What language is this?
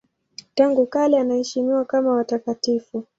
Swahili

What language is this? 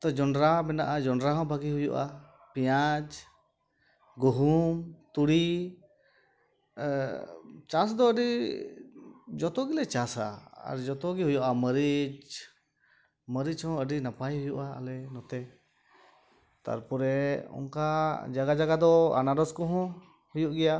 Santali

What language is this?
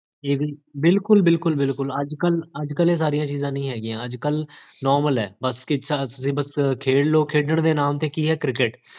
Punjabi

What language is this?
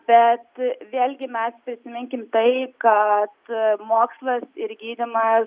Lithuanian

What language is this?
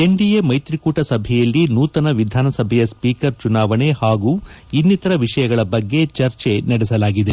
Kannada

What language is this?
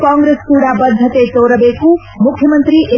Kannada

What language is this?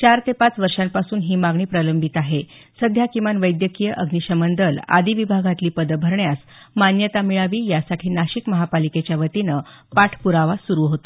Marathi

